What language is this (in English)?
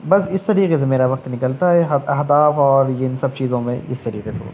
Urdu